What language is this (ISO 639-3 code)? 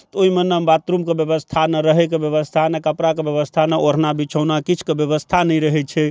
mai